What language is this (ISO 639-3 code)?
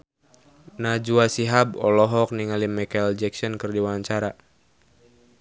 sun